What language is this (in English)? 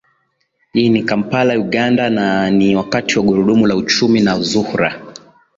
Swahili